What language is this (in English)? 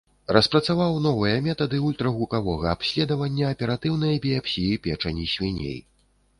Belarusian